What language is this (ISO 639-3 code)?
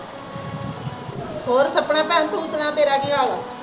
pan